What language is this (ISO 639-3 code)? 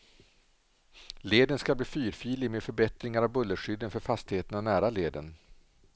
swe